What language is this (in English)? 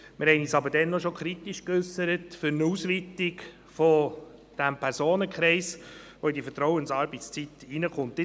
Swiss German